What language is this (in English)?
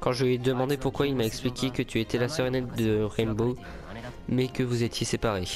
French